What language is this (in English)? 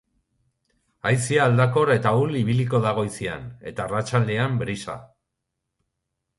Basque